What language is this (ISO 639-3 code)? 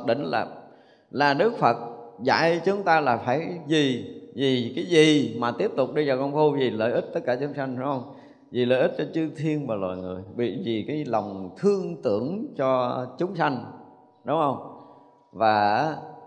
vie